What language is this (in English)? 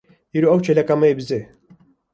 Kurdish